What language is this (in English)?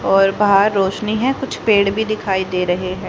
Hindi